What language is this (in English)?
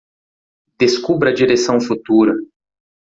Portuguese